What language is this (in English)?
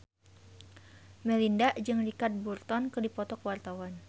Sundanese